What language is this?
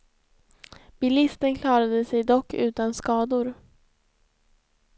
Swedish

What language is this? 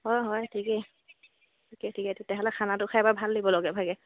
Assamese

